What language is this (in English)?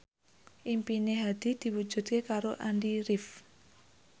Javanese